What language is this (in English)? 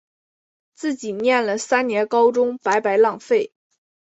Chinese